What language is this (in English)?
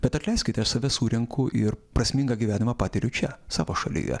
Lithuanian